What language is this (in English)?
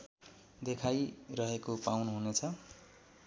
Nepali